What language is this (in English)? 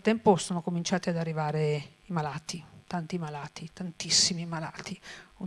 Italian